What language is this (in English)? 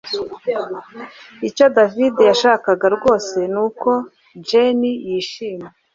Kinyarwanda